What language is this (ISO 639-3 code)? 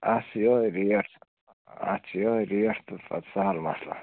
kas